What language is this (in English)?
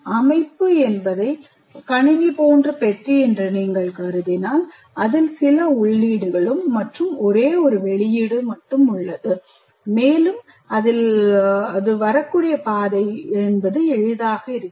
Tamil